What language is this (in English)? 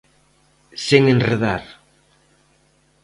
Galician